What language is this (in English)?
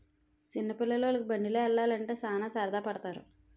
Telugu